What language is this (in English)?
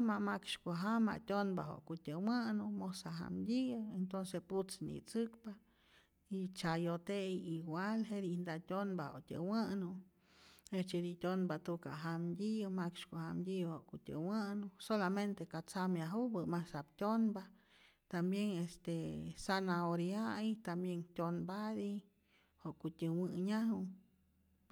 Rayón Zoque